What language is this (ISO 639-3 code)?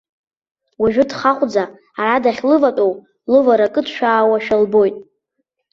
abk